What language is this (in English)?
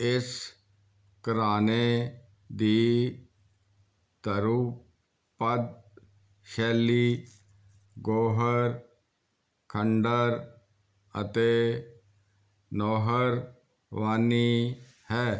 Punjabi